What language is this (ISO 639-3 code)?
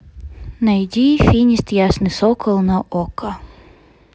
rus